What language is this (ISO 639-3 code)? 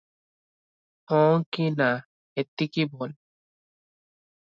ori